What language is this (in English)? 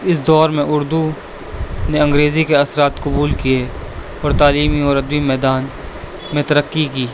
Urdu